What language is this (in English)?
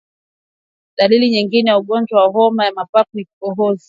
Swahili